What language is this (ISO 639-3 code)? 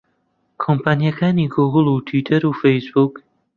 ckb